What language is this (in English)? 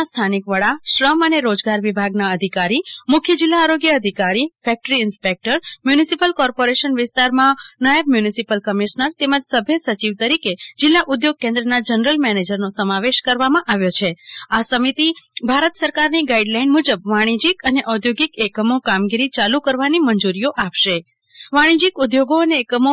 Gujarati